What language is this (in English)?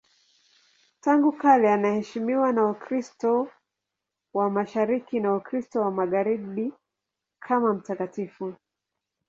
Swahili